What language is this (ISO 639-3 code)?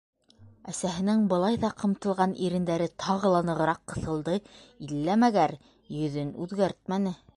bak